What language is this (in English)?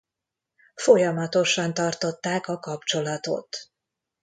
Hungarian